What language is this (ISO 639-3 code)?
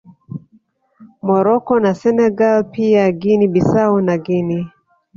swa